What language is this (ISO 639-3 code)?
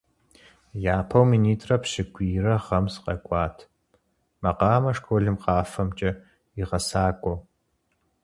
kbd